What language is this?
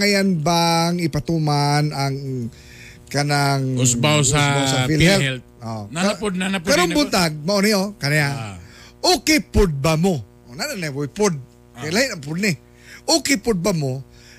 Filipino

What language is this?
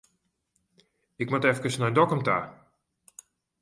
Western Frisian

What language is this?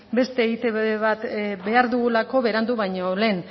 Basque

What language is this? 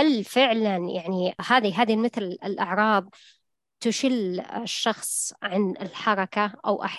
Arabic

